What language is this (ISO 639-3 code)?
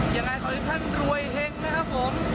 tha